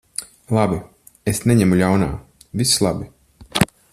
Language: Latvian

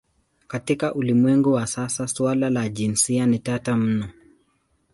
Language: Swahili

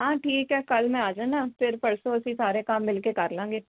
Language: Punjabi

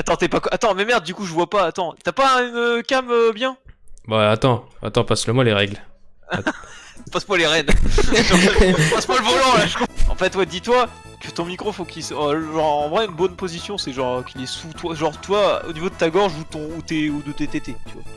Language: French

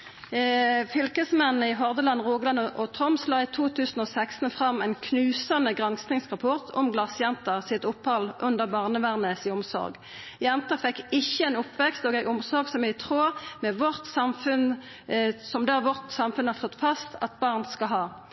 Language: Norwegian Nynorsk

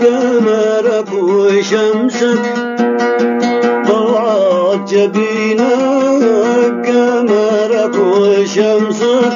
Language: Arabic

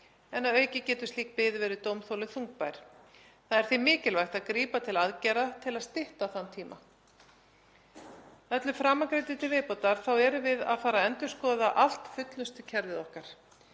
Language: Icelandic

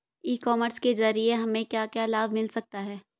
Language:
Hindi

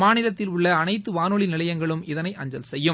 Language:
Tamil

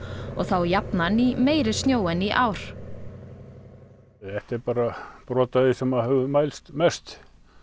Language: Icelandic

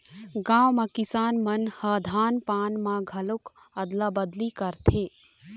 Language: Chhattisgarhi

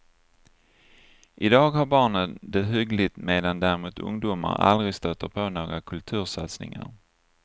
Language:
Swedish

